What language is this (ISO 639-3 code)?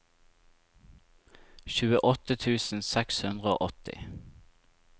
nor